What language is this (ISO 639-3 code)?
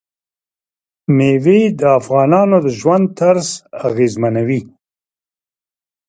pus